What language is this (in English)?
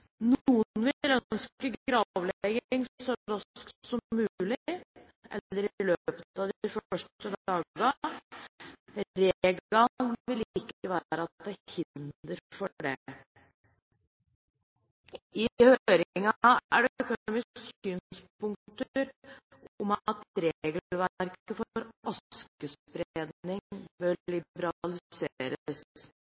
Norwegian Bokmål